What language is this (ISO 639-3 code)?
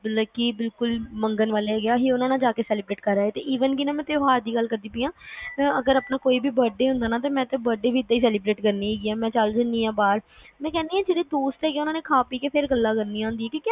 pan